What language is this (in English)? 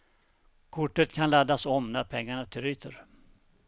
Swedish